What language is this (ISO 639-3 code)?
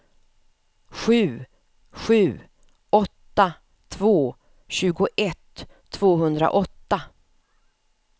swe